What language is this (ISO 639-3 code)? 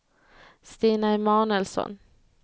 swe